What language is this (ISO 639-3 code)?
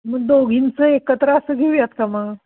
mar